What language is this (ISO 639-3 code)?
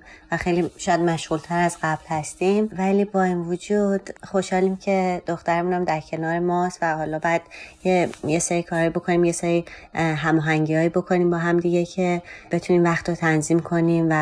fas